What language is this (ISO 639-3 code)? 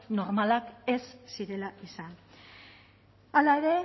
eus